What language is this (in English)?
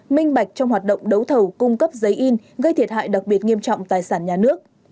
Vietnamese